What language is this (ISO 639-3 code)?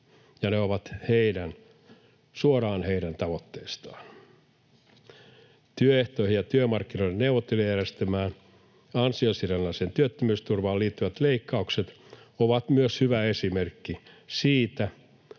fin